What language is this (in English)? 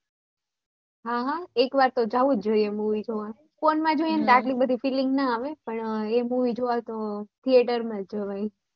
Gujarati